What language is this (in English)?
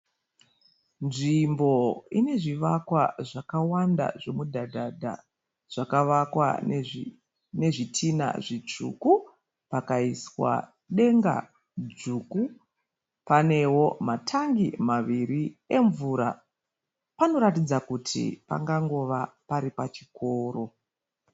Shona